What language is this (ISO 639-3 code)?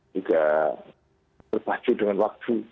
ind